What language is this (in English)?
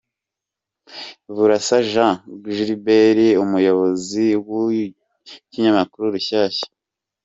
Kinyarwanda